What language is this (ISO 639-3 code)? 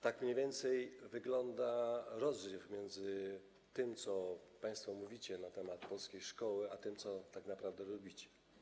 pol